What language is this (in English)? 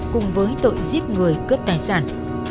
Vietnamese